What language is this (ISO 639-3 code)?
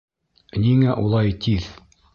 bak